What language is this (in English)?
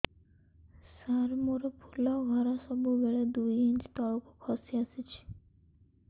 Odia